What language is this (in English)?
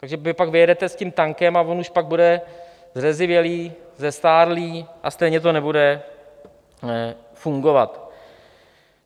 Czech